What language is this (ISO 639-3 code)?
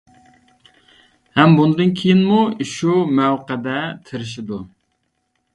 uig